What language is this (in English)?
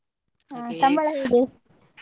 Kannada